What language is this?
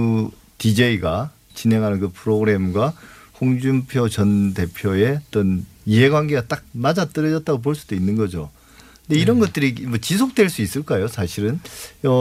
Korean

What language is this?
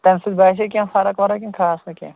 Kashmiri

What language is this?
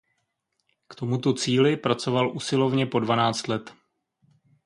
Czech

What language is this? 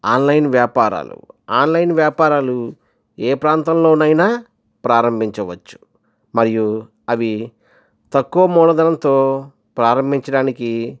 Telugu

